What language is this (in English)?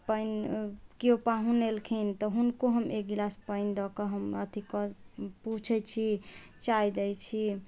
Maithili